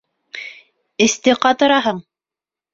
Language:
Bashkir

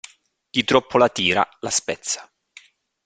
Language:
Italian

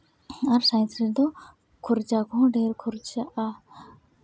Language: Santali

